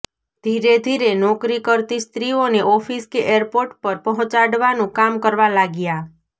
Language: Gujarati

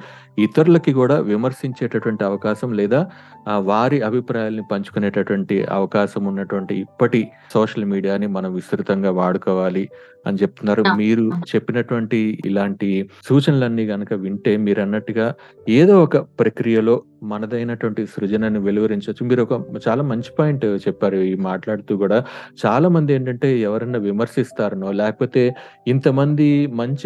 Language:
Telugu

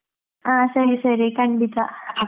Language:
Kannada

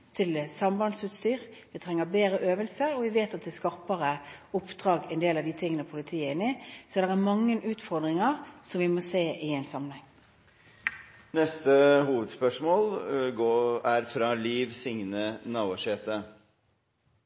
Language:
Norwegian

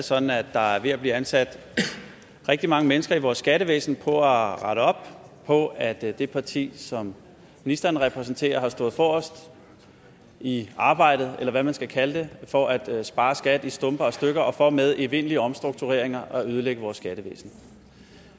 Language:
Danish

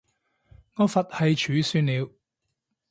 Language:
Cantonese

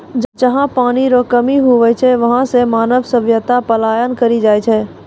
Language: Maithili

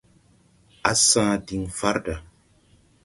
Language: Tupuri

